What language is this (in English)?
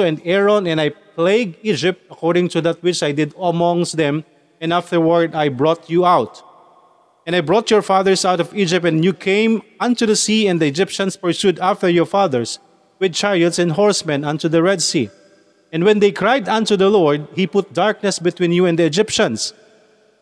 Filipino